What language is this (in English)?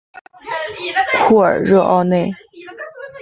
Chinese